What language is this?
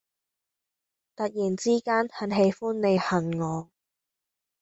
Cantonese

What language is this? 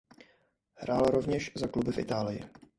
Czech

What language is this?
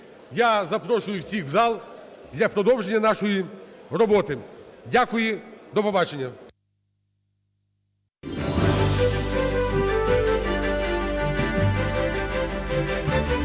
Ukrainian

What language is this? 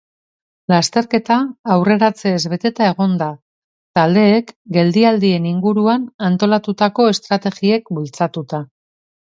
Basque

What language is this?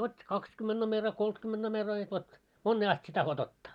Finnish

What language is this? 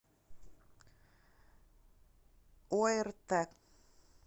Russian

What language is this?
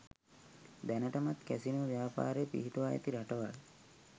Sinhala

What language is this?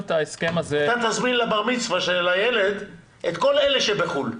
Hebrew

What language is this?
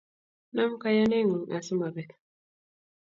Kalenjin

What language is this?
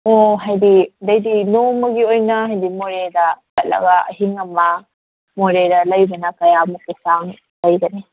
Manipuri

